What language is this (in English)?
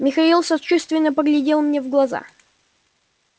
Russian